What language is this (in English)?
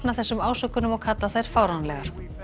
Icelandic